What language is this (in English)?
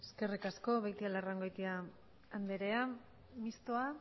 Basque